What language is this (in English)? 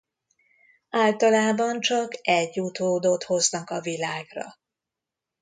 Hungarian